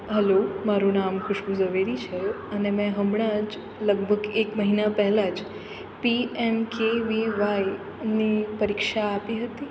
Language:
Gujarati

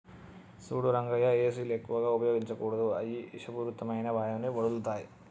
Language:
Telugu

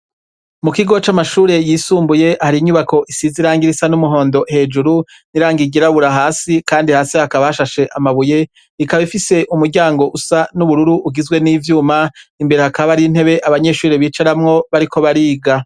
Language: Rundi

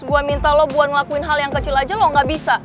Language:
Indonesian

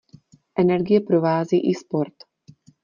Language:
Czech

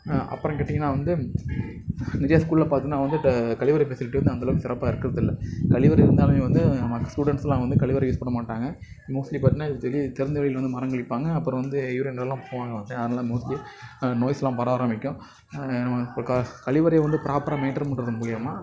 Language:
Tamil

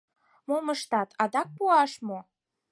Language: Mari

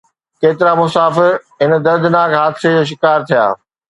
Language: Sindhi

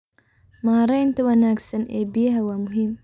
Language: Somali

